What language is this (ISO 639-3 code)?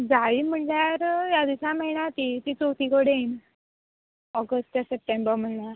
kok